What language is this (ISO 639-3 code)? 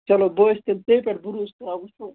kas